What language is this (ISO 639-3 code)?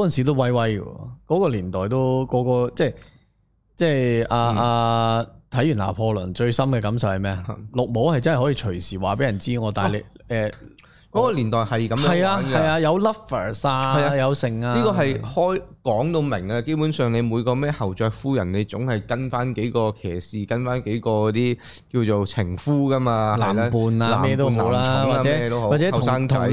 zho